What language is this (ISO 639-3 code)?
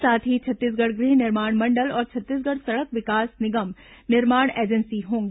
hin